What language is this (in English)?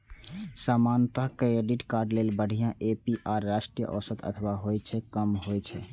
Maithili